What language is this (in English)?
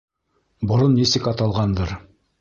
Bashkir